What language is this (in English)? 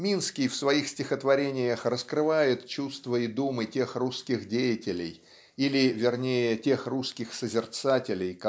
Russian